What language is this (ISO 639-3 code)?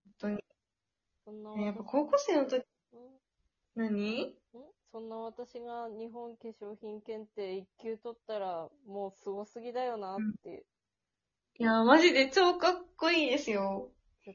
jpn